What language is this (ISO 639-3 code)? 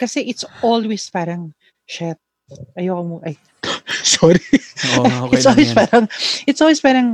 fil